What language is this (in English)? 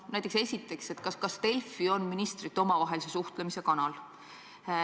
Estonian